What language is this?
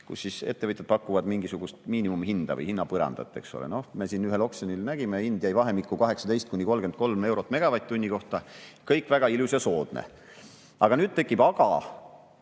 Estonian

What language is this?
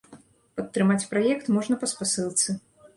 Belarusian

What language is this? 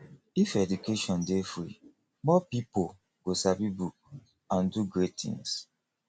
Nigerian Pidgin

